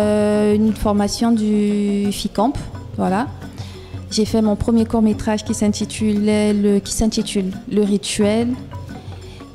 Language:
French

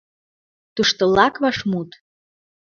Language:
Mari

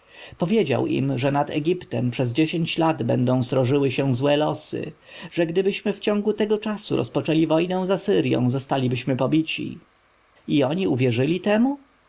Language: Polish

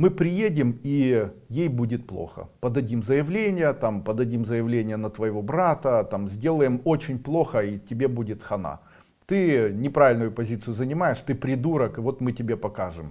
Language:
Russian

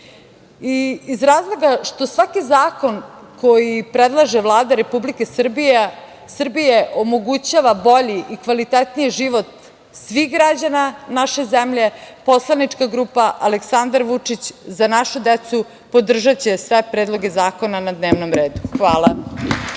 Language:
Serbian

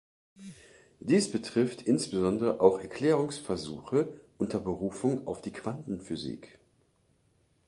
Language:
German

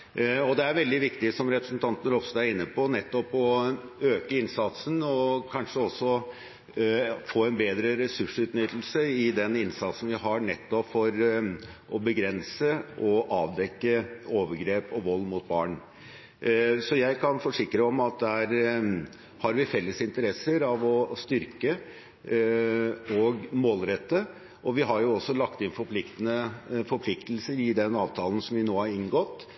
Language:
Norwegian Bokmål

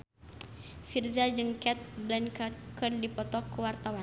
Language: Sundanese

